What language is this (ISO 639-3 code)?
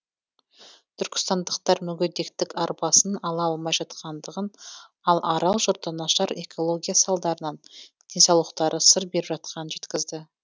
kaz